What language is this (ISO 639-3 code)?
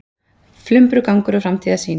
isl